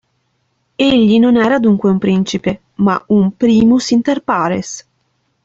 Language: Italian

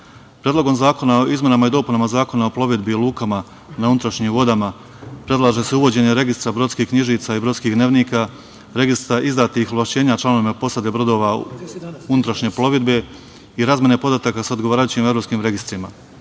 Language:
Serbian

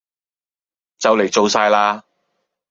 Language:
Cantonese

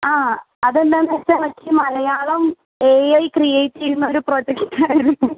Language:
Malayalam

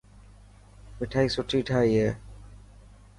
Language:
Dhatki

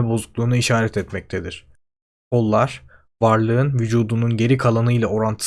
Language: Turkish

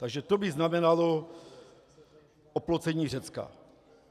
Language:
Czech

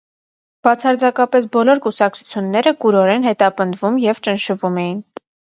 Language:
Armenian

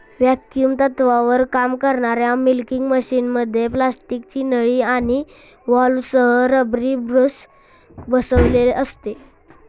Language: Marathi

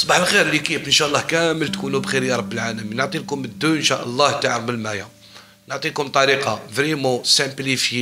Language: Arabic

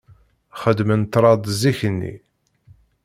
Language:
Kabyle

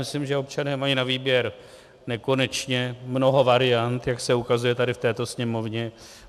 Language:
Czech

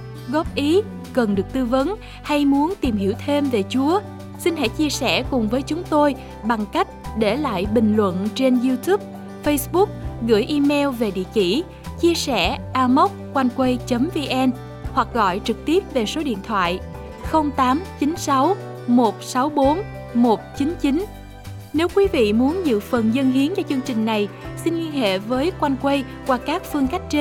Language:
Vietnamese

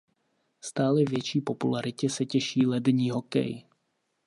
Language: Czech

